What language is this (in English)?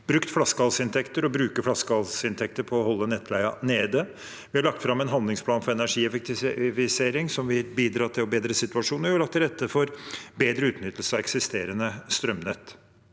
Norwegian